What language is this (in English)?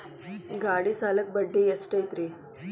Kannada